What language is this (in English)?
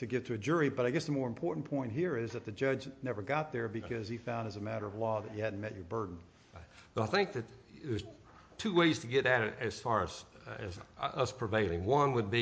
English